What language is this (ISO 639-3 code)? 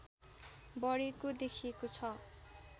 nep